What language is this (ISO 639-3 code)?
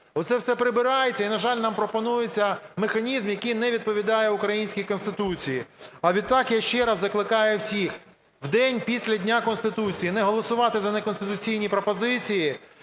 ukr